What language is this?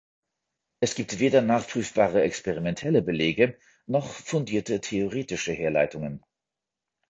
German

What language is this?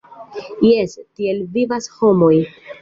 Esperanto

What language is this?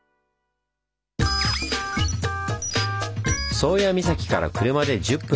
Japanese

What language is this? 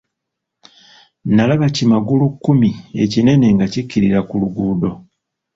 Ganda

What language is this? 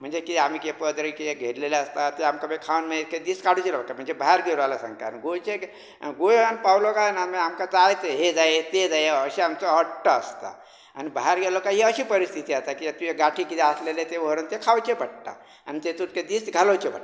Konkani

